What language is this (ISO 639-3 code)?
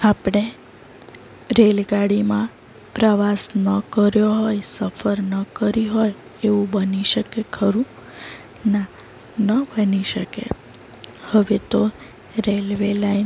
guj